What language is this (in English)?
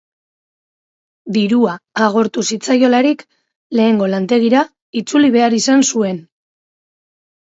Basque